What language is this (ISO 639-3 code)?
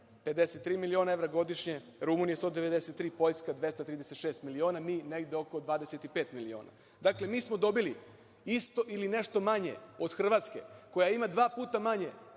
srp